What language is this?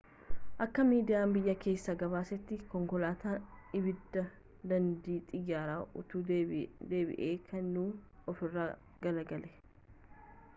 Oromo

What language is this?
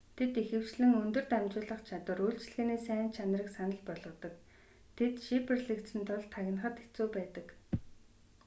Mongolian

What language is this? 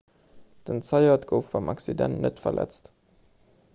Luxembourgish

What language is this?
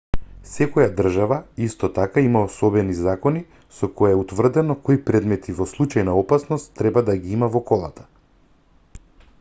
Macedonian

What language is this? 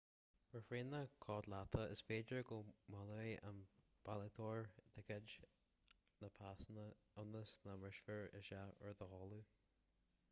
Irish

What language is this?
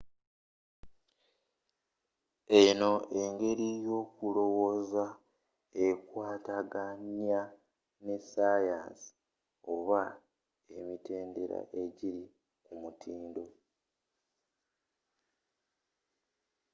Ganda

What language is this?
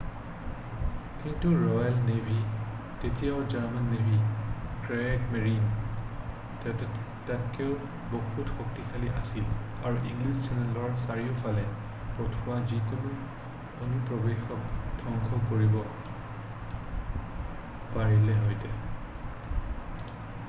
Assamese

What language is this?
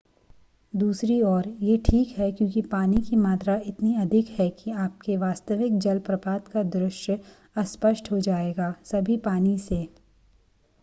Hindi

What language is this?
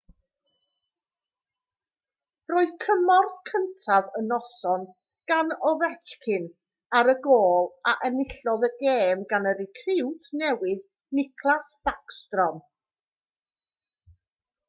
Welsh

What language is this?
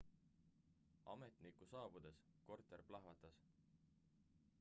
Estonian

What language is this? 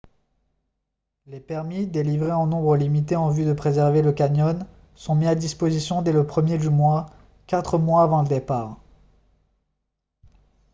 French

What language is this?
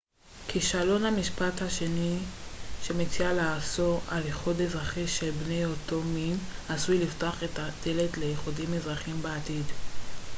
Hebrew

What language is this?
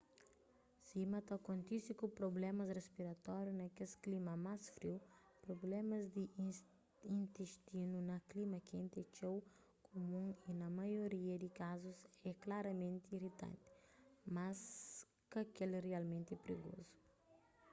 Kabuverdianu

